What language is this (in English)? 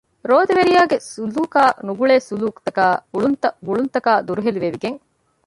Divehi